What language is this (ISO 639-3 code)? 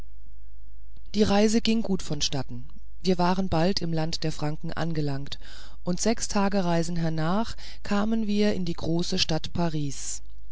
deu